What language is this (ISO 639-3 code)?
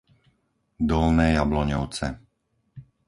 slk